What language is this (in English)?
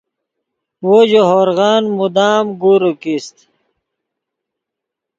Yidgha